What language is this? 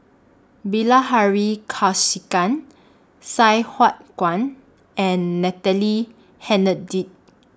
English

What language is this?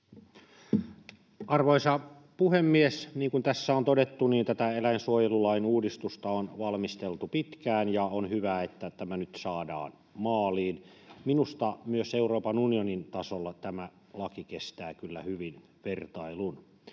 Finnish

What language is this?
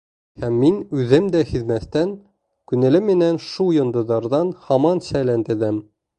Bashkir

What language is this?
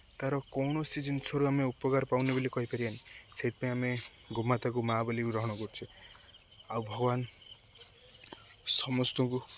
Odia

